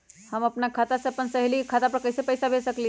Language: Magahi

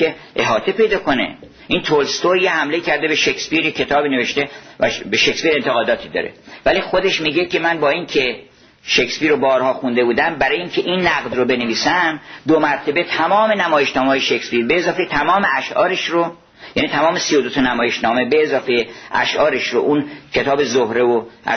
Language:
Persian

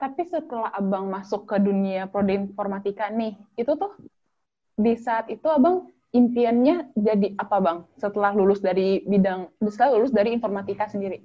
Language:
Indonesian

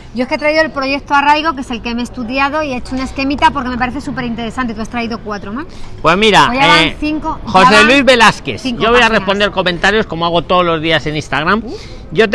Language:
Spanish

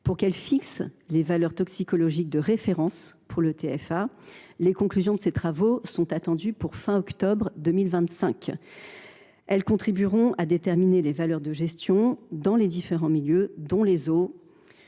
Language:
French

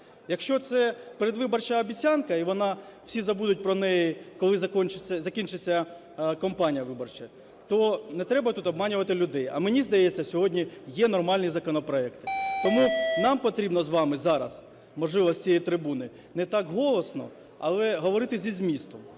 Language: Ukrainian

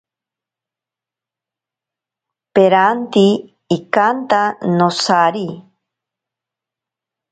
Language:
Ashéninka Perené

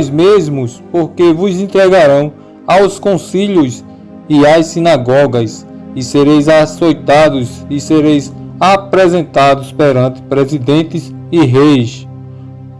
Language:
Portuguese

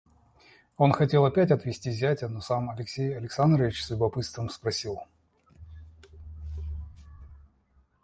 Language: Russian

